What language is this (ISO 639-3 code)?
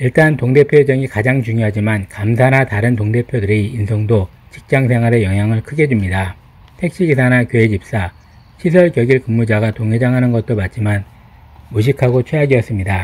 kor